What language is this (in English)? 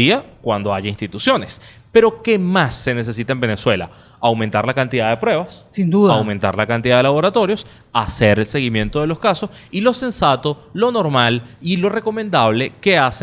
Spanish